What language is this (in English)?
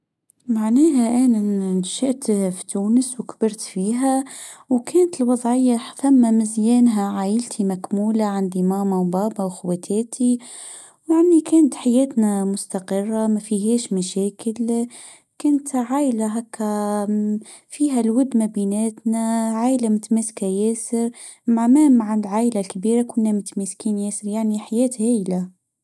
Tunisian Arabic